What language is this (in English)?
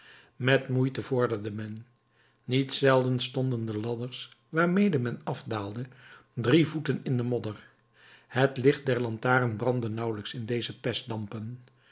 Dutch